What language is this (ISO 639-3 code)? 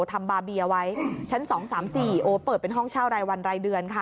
tha